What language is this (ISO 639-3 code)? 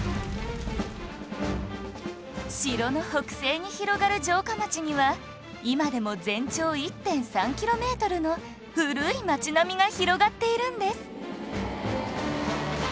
jpn